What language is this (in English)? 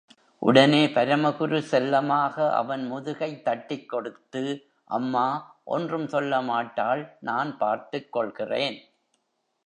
Tamil